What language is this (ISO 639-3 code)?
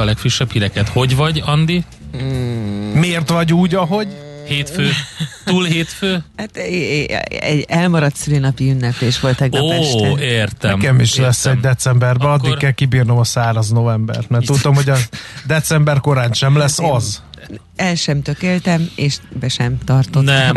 hun